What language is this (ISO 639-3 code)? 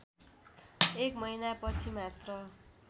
nep